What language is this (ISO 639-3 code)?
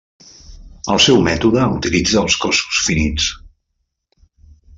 cat